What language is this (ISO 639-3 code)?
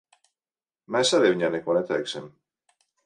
lav